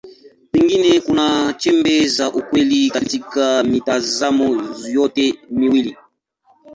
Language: Swahili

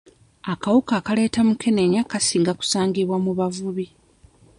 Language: Ganda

